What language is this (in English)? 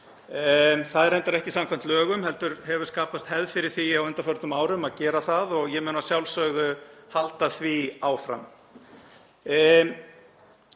Icelandic